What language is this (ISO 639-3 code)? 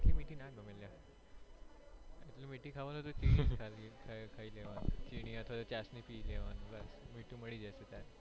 guj